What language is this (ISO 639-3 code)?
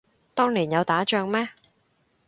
yue